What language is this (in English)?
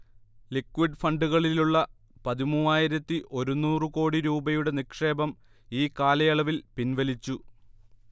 Malayalam